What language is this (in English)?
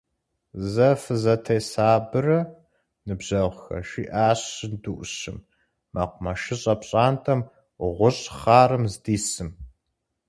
Kabardian